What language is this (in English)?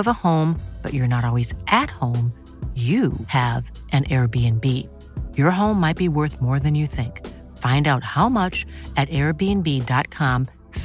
Filipino